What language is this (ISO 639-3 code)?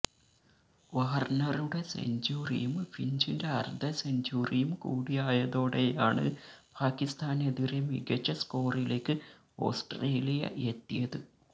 mal